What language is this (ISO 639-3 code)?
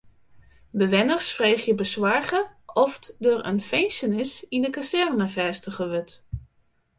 fry